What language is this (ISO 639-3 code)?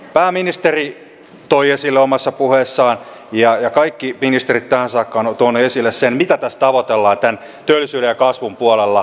fin